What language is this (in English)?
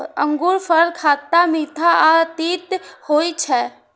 Maithili